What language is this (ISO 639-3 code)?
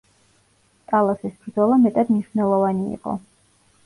kat